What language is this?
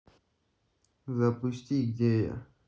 Russian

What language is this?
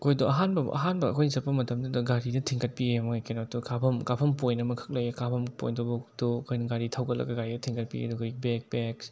Manipuri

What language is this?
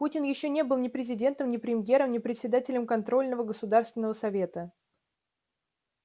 Russian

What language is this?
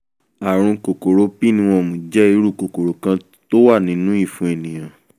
Yoruba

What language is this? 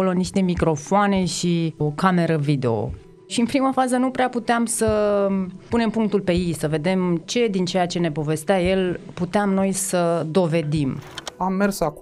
Romanian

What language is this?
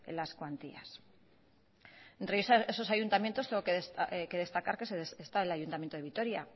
Spanish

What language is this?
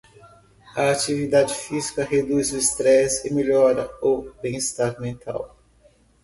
Portuguese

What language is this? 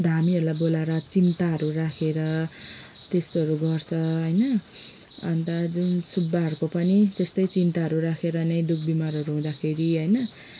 Nepali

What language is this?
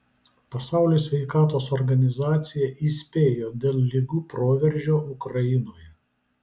Lithuanian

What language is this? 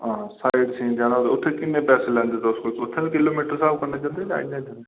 Dogri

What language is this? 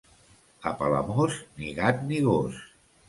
Catalan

